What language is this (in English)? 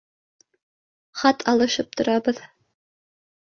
Bashkir